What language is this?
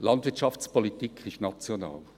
Swiss German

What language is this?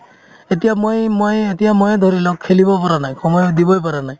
Assamese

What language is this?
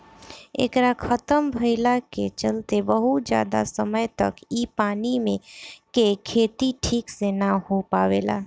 Bhojpuri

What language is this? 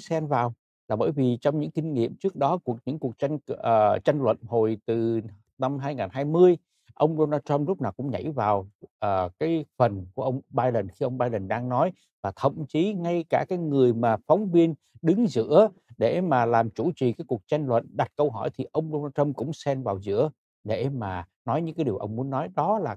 Vietnamese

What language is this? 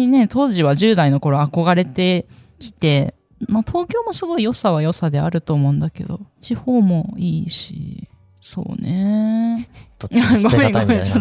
Japanese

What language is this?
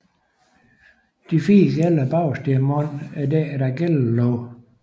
Danish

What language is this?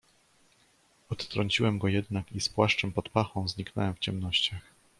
Polish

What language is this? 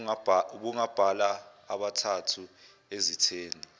Zulu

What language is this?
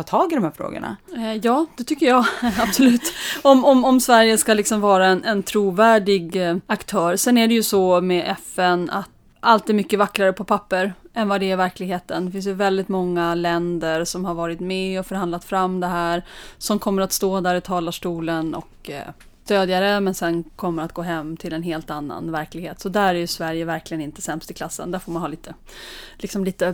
Swedish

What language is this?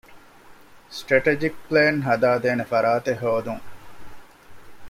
Divehi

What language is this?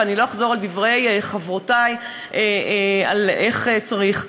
Hebrew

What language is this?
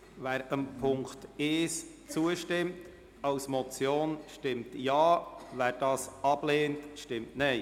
Swiss German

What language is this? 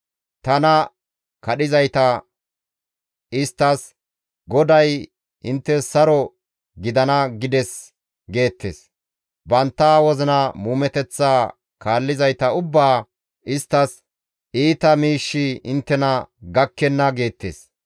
Gamo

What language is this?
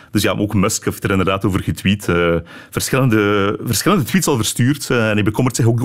Dutch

